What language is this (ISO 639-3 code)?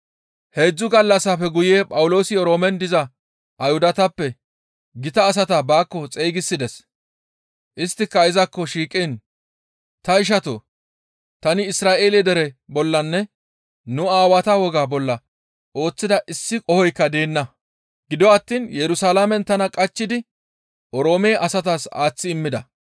gmv